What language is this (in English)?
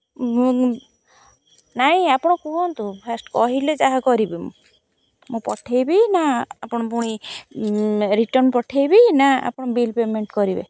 Odia